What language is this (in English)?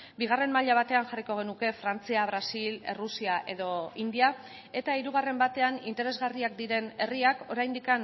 Basque